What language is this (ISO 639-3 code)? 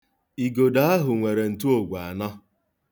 ibo